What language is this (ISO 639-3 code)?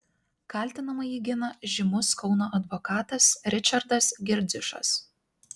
lit